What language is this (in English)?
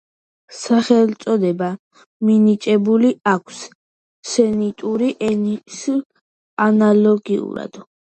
Georgian